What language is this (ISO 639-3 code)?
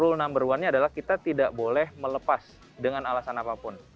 ind